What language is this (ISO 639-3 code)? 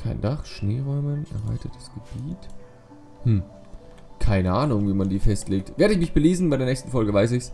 deu